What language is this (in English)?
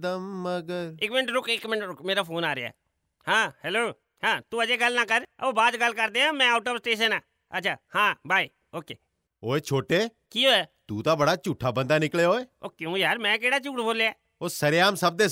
Punjabi